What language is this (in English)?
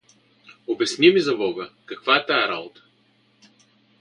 Bulgarian